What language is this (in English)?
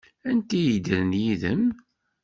Kabyle